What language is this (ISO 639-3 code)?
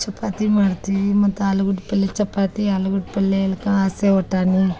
kan